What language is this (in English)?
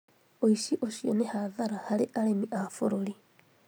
Kikuyu